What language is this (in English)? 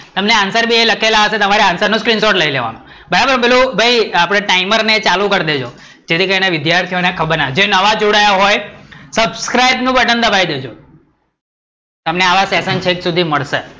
Gujarati